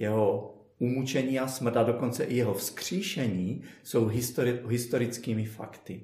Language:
Czech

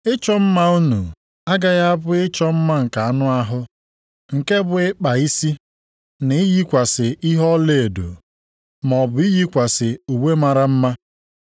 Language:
Igbo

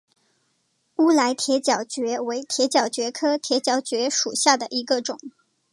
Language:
Chinese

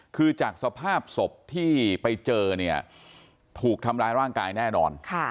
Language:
Thai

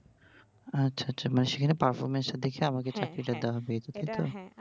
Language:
Bangla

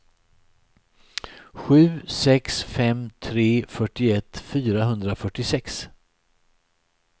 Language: Swedish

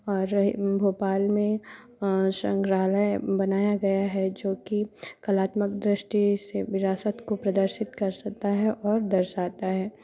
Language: Hindi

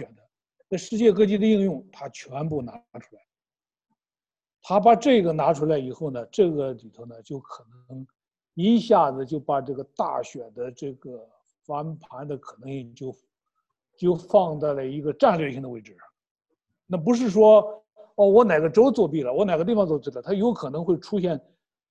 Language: Chinese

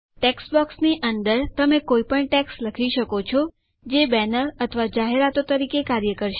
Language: Gujarati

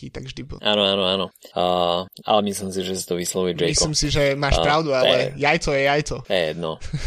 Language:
Slovak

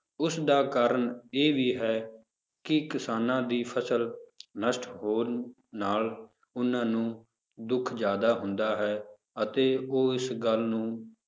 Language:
Punjabi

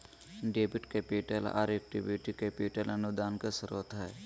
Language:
Magahi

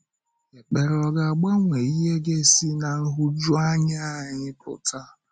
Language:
Igbo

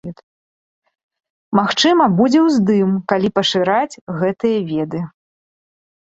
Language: Belarusian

